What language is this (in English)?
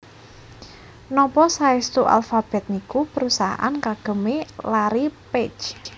Javanese